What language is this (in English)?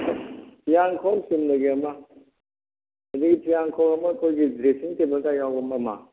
Manipuri